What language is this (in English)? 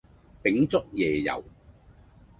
Cantonese